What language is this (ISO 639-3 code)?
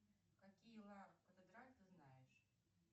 rus